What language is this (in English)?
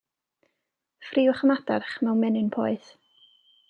Welsh